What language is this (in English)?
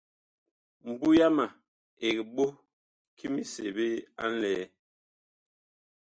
Bakoko